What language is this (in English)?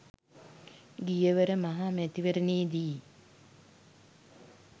Sinhala